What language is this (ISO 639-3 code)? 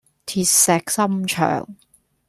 yue